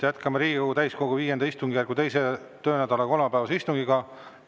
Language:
Estonian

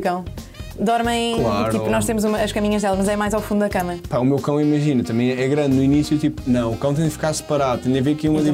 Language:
Portuguese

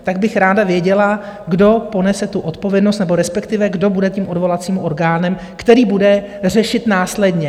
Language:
Czech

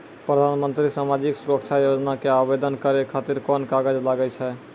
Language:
Maithili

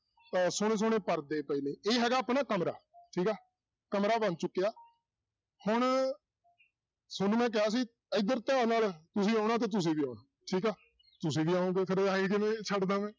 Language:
Punjabi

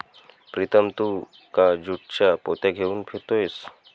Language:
Marathi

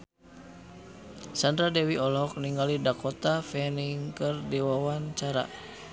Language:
Sundanese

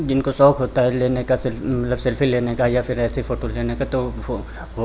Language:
Hindi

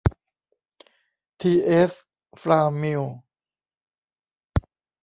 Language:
Thai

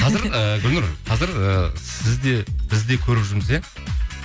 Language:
Kazakh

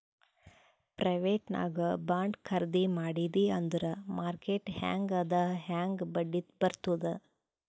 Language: Kannada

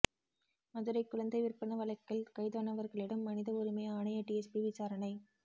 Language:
Tamil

